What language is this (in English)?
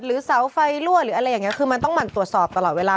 Thai